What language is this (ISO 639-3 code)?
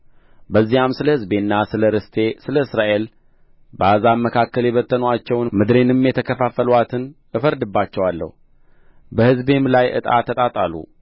amh